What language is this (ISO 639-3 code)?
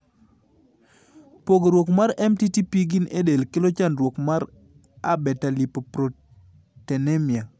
luo